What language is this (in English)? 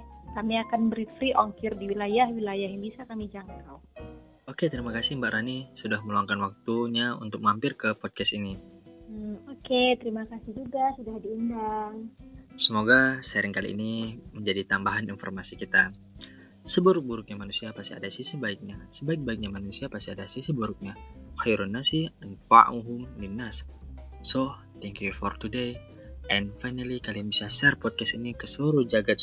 Indonesian